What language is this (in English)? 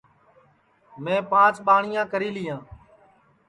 Sansi